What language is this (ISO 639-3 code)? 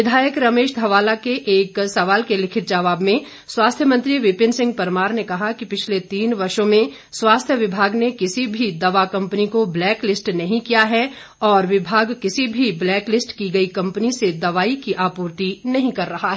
hin